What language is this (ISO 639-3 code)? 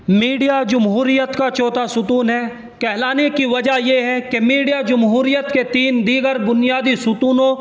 urd